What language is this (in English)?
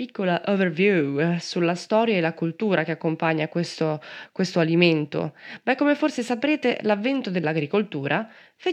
Italian